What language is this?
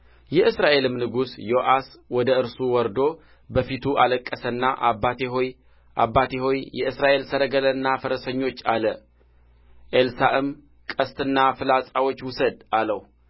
Amharic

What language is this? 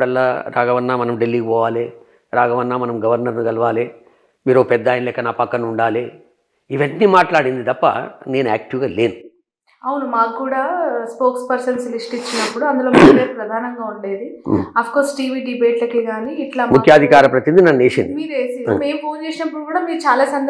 Telugu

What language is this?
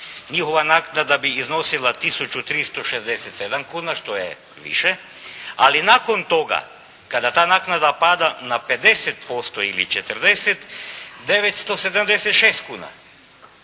Croatian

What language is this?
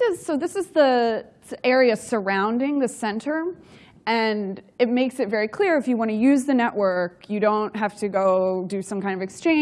English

